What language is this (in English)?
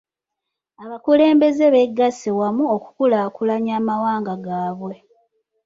Ganda